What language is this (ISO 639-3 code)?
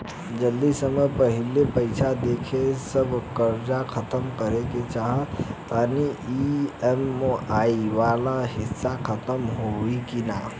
bho